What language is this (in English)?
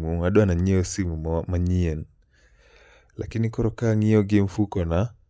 Luo (Kenya and Tanzania)